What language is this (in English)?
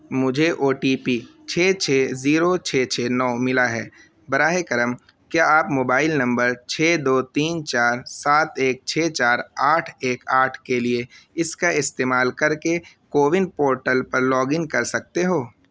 Urdu